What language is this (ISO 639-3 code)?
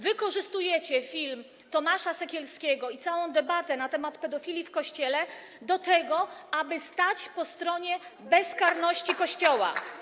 pol